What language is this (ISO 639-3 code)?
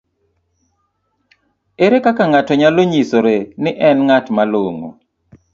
luo